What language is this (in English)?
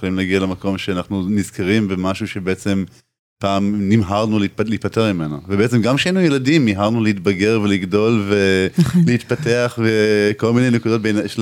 Hebrew